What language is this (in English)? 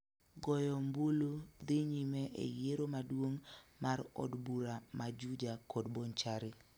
Luo (Kenya and Tanzania)